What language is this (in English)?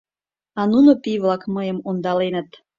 Mari